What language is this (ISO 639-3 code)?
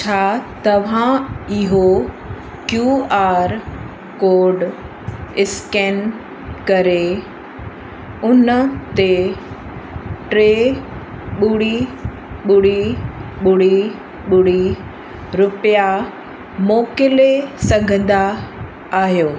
snd